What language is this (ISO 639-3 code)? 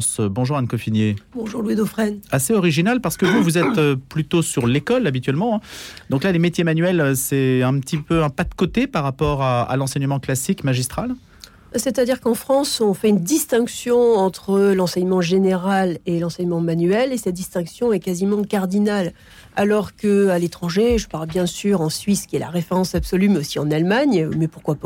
fra